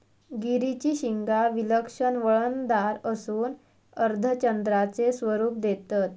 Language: Marathi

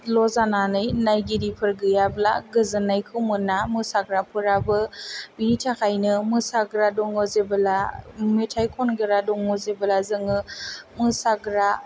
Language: Bodo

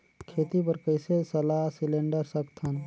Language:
Chhattisgarhi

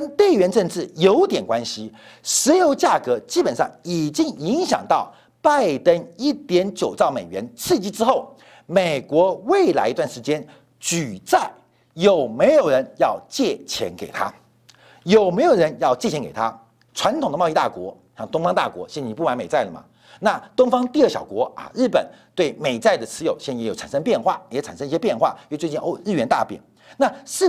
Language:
Chinese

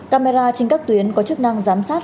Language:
Vietnamese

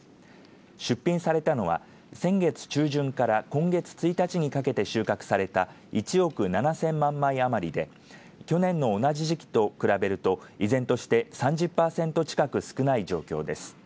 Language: Japanese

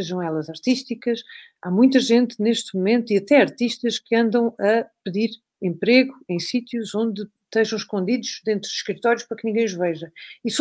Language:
Portuguese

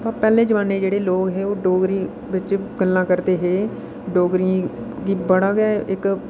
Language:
Dogri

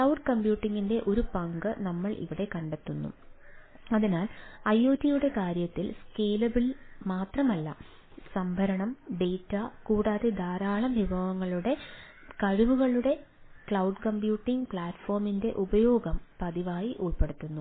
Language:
Malayalam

